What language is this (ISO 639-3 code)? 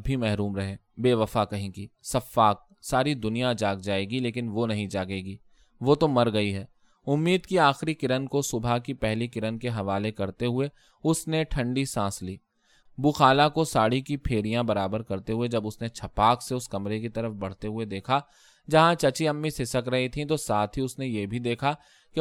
urd